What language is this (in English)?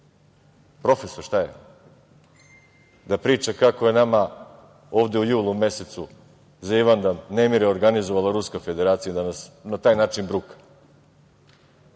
Serbian